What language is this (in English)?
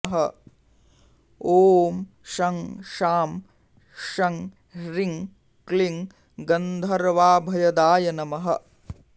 Sanskrit